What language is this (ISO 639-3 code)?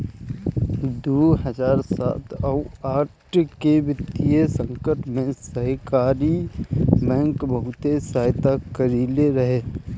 bho